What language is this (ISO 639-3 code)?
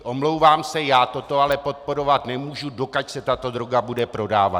ces